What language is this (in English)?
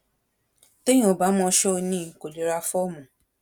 Yoruba